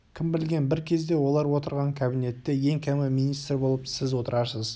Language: Kazakh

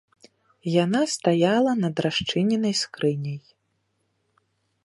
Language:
Belarusian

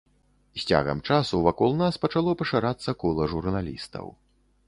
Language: Belarusian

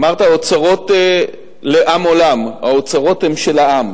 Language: Hebrew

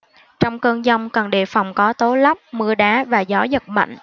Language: Vietnamese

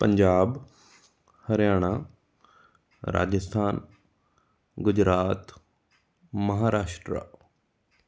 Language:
Punjabi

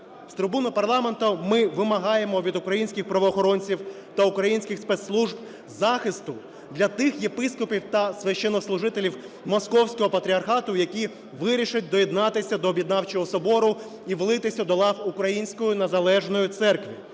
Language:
Ukrainian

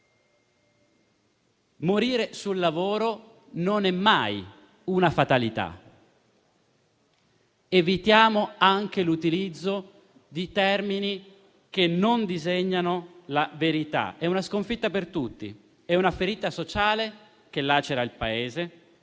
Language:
Italian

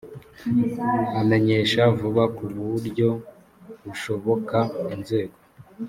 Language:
Kinyarwanda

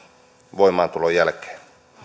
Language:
Finnish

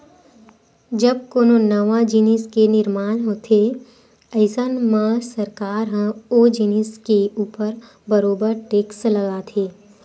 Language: Chhattisgarhi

